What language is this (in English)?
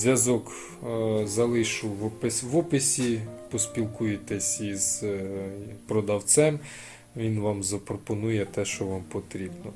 Ukrainian